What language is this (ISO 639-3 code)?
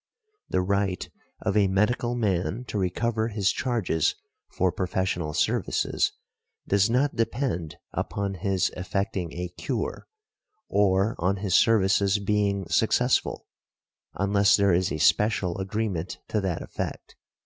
eng